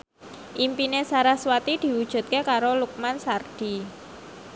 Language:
Javanese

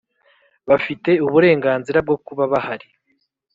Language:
Kinyarwanda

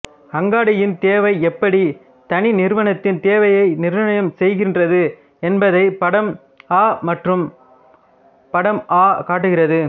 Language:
Tamil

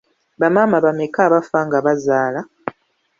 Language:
Ganda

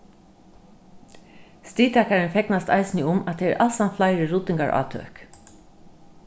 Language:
Faroese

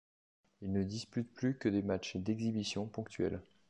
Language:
French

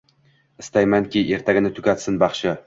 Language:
Uzbek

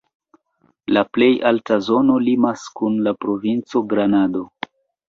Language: Esperanto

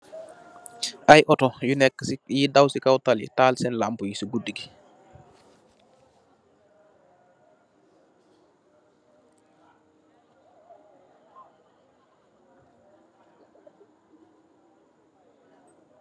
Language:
Wolof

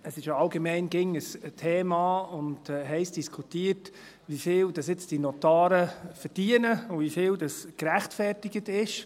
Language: Swiss German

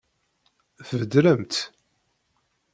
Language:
Kabyle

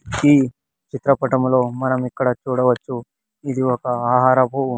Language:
Telugu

